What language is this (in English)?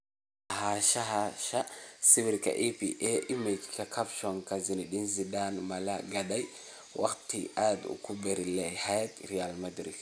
Somali